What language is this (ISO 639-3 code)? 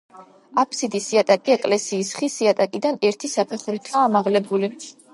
kat